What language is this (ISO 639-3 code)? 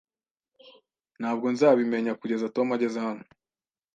kin